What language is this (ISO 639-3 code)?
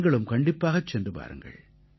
tam